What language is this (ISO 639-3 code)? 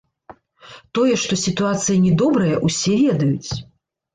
bel